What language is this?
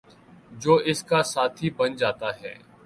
Urdu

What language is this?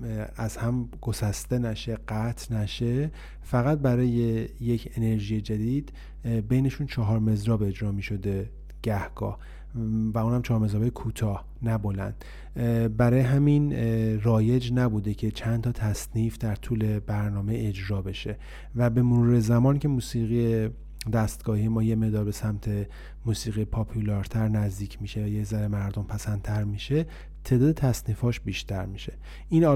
Persian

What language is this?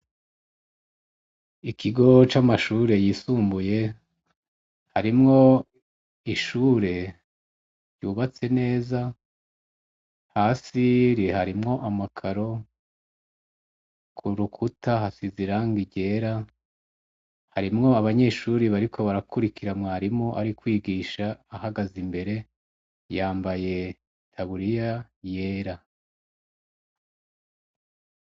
Rundi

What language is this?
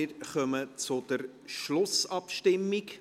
Swiss German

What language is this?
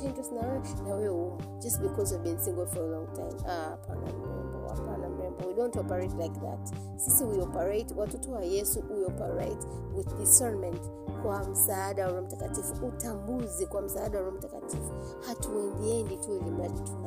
Swahili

